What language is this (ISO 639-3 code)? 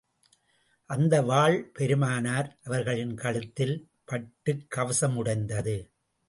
tam